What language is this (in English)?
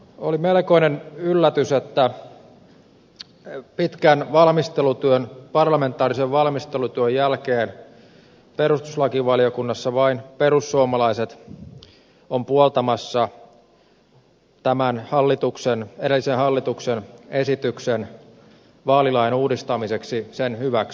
Finnish